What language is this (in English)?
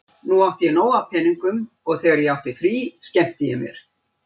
Icelandic